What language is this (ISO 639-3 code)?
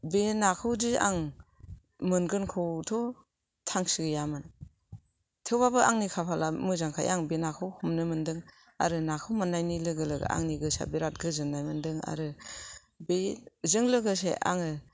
brx